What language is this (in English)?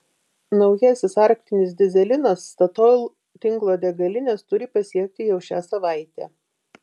Lithuanian